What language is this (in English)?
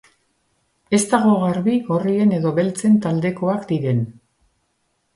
Basque